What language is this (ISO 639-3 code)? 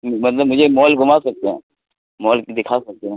urd